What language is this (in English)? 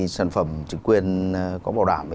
Vietnamese